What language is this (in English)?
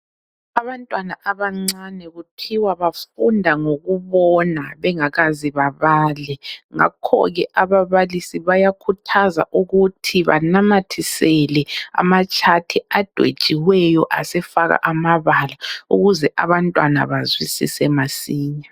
North Ndebele